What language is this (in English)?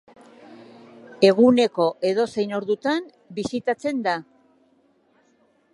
Basque